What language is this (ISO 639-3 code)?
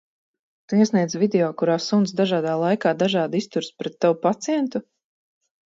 lav